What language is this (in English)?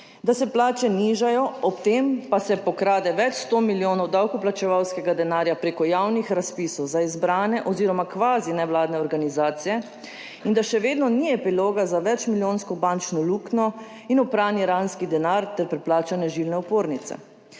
Slovenian